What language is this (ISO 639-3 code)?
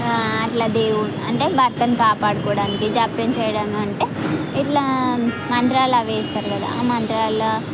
tel